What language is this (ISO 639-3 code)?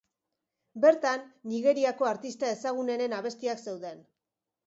eus